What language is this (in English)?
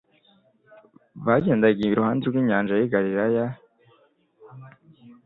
Kinyarwanda